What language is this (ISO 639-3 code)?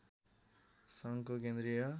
nep